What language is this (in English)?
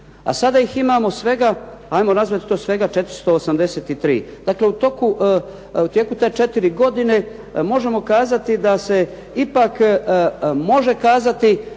Croatian